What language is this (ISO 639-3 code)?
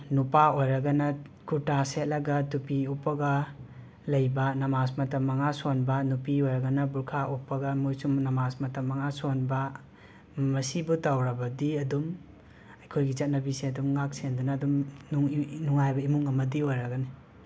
mni